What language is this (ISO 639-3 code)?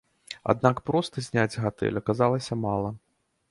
bel